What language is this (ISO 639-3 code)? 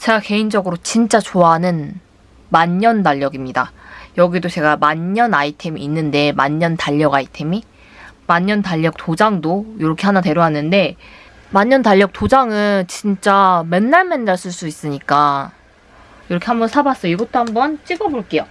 kor